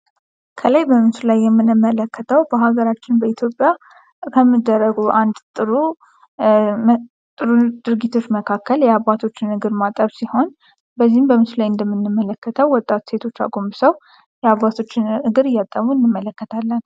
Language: Amharic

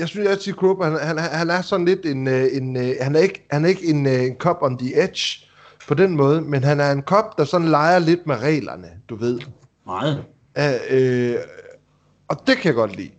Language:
Danish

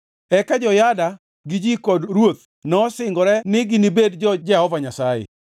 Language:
Luo (Kenya and Tanzania)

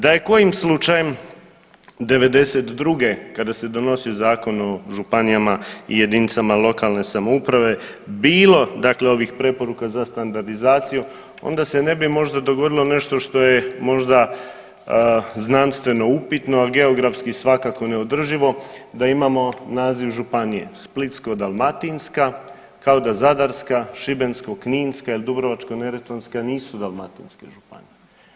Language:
Croatian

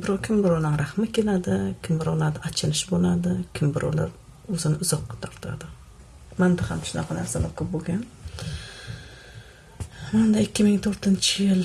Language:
Turkish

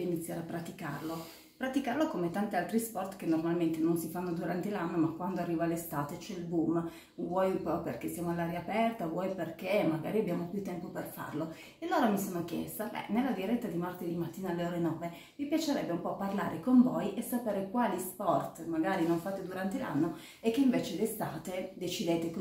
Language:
Italian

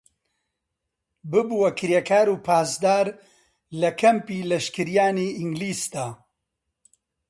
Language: Central Kurdish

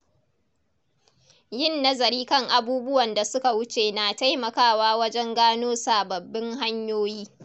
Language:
Hausa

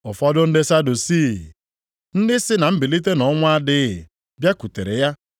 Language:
Igbo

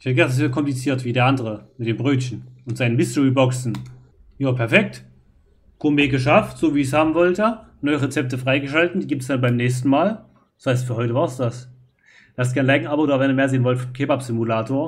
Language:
German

